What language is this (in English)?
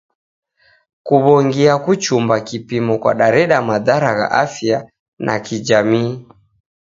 Taita